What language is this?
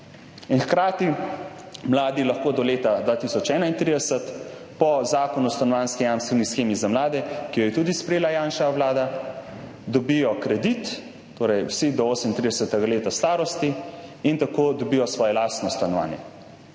Slovenian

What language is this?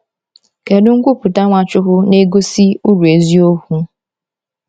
Igbo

